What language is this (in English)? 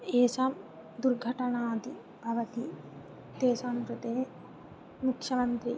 Sanskrit